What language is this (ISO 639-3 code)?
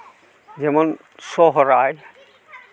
sat